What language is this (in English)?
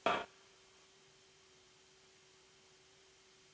Serbian